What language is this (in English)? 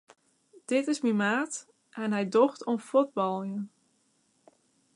Western Frisian